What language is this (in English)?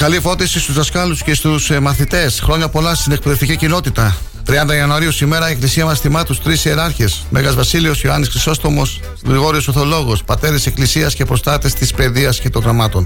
Greek